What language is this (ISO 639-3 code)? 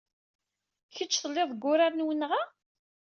kab